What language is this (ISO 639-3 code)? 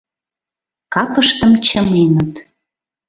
chm